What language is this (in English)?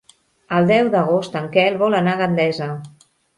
Catalan